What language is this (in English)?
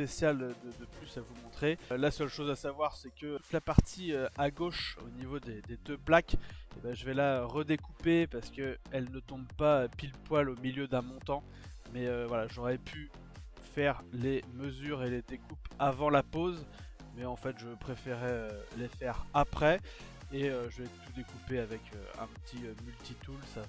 French